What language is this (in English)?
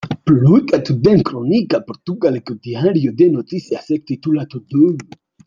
Basque